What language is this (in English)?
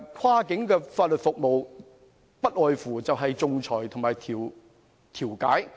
Cantonese